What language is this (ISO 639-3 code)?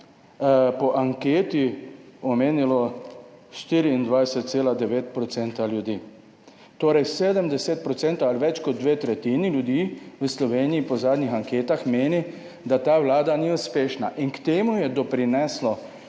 slv